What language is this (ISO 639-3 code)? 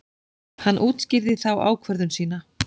isl